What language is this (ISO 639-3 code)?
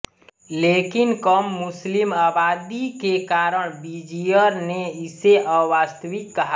hin